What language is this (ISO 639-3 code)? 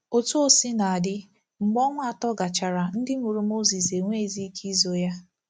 ibo